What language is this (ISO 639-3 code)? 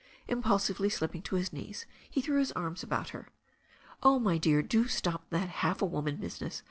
eng